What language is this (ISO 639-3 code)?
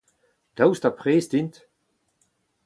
bre